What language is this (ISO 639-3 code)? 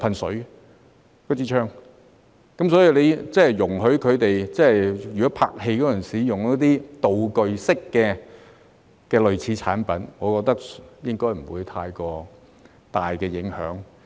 yue